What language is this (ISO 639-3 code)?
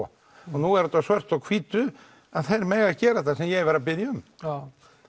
isl